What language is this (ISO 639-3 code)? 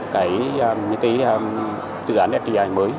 vie